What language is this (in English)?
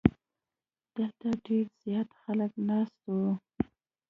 Pashto